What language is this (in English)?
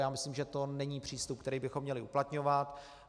Czech